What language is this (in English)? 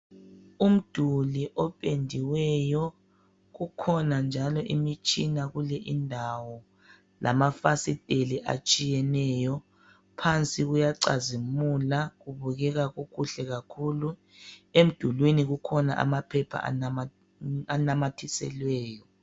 North Ndebele